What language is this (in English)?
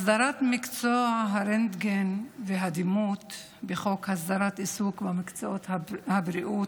Hebrew